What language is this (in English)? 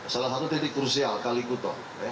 Indonesian